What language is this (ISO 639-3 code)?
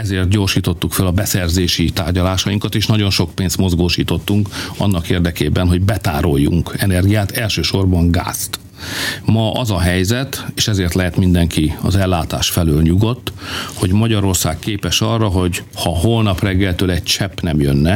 hun